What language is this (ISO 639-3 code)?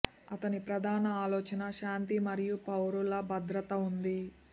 tel